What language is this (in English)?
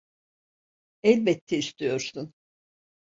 Turkish